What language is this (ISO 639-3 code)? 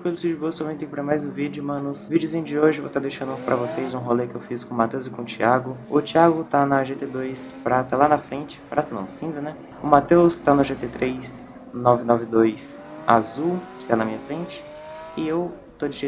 por